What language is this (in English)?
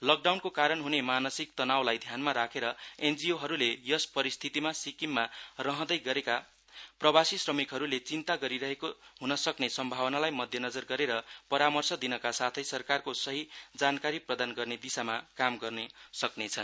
Nepali